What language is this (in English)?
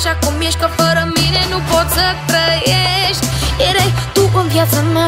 Romanian